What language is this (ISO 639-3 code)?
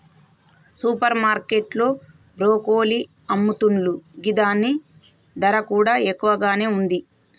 tel